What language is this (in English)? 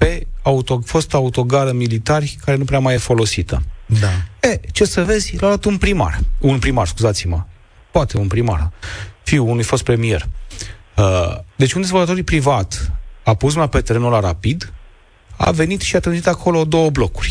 Romanian